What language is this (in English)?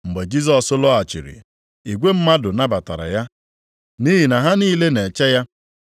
Igbo